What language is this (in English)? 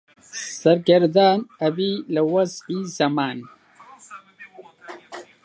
Central Kurdish